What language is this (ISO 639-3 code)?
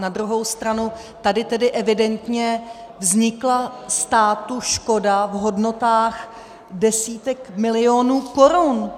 ces